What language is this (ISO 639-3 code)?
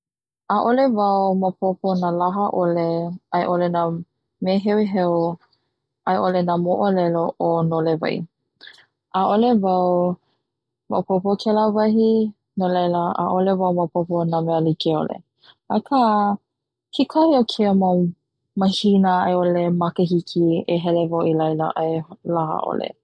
haw